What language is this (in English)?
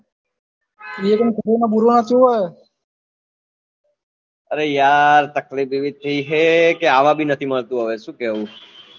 Gujarati